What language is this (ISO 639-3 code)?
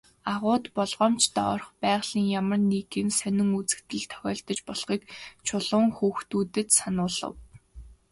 mon